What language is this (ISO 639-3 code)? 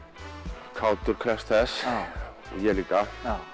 isl